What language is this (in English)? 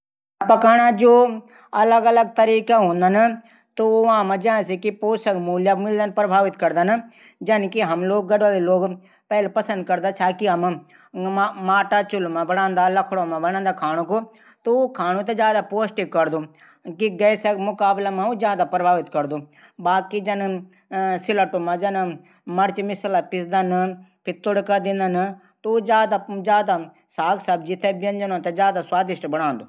Garhwali